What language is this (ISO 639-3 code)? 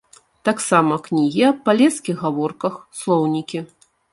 bel